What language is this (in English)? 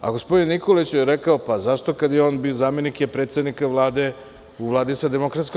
Serbian